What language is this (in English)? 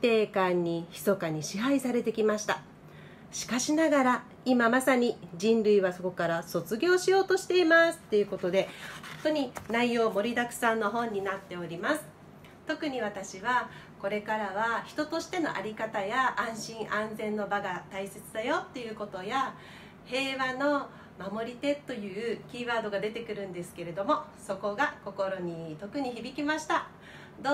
Japanese